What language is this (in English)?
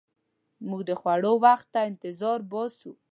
Pashto